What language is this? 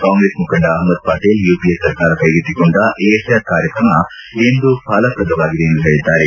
Kannada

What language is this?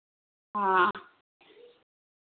Dogri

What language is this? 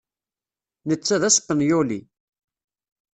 Kabyle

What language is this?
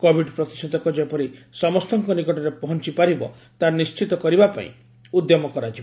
Odia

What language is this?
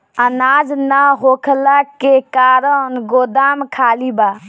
Bhojpuri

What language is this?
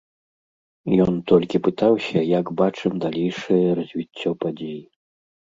Belarusian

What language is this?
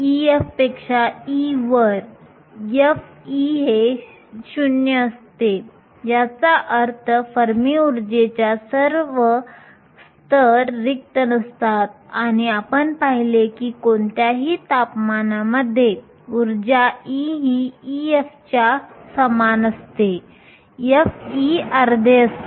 Marathi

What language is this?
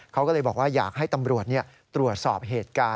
Thai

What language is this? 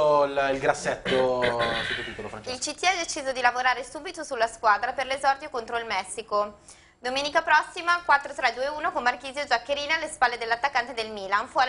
Italian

